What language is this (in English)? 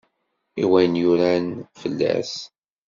Kabyle